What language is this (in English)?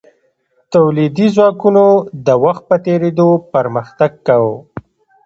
Pashto